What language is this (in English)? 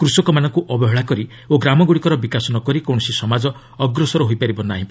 Odia